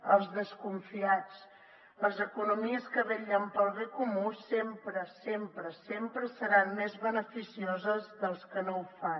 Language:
Catalan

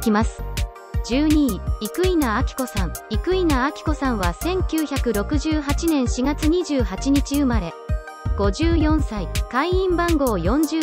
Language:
Japanese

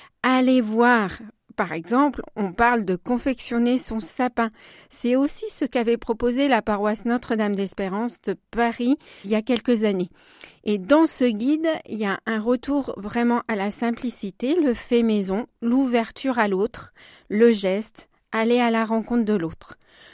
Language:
French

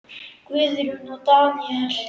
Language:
Icelandic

